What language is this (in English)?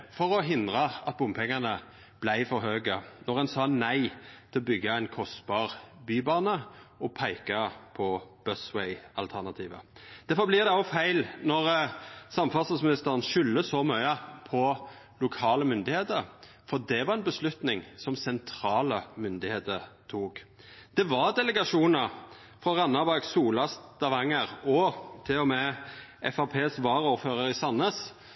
Norwegian Nynorsk